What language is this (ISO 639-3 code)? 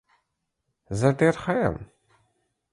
pus